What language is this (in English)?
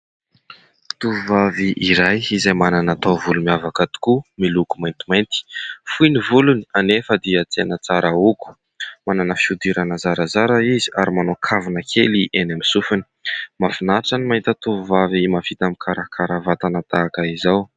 Malagasy